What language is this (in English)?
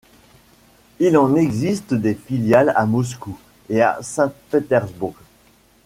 French